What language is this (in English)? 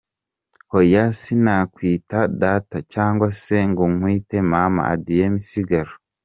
Kinyarwanda